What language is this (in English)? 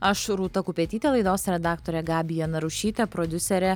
Lithuanian